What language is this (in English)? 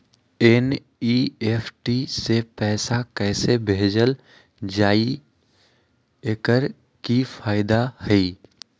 Magahi